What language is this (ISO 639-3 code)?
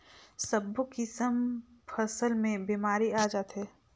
hne